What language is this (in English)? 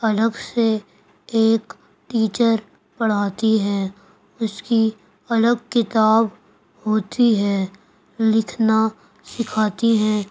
Urdu